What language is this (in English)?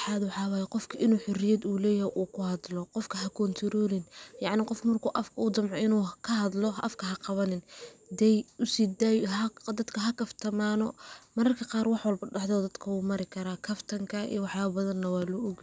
Somali